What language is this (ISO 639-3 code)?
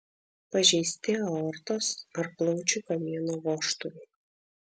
lit